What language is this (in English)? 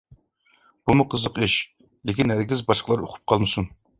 Uyghur